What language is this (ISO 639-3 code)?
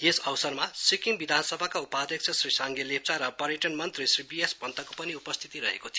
nep